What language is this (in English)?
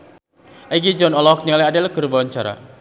Sundanese